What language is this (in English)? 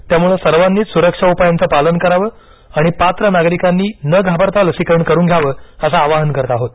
Marathi